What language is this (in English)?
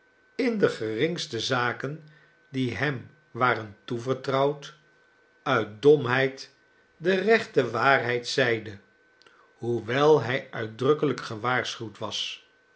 Dutch